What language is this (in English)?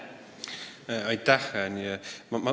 Estonian